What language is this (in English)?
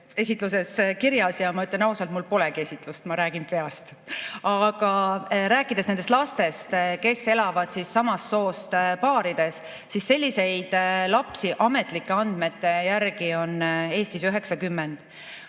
Estonian